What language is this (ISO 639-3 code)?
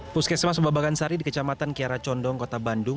ind